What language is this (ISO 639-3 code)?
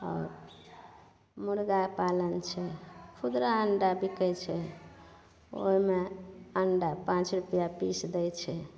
mai